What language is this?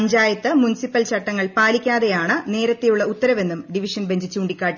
Malayalam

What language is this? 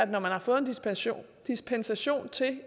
Danish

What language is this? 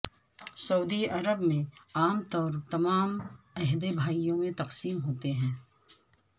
Urdu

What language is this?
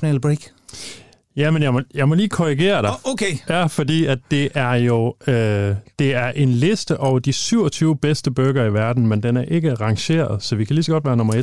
Danish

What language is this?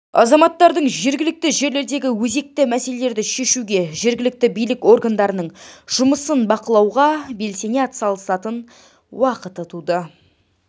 Kazakh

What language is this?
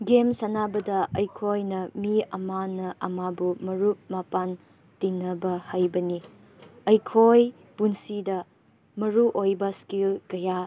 Manipuri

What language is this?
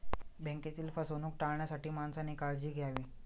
Marathi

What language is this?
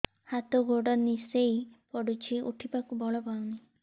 Odia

